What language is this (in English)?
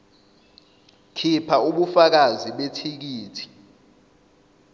Zulu